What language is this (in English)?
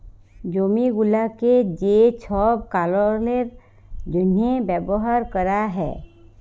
Bangla